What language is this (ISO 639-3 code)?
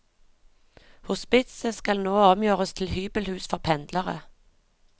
nor